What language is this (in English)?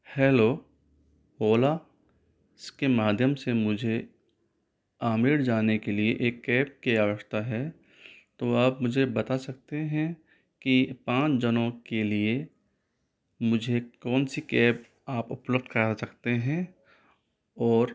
Hindi